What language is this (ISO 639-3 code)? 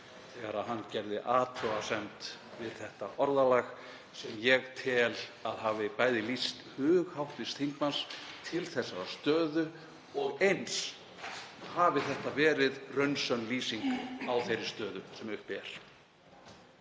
isl